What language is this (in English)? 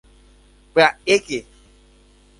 Guarani